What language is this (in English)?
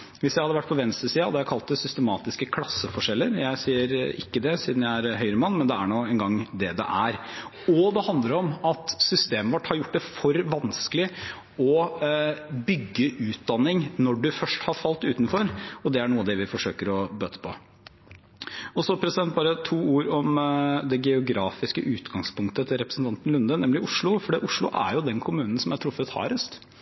Norwegian Bokmål